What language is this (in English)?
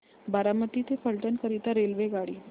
Marathi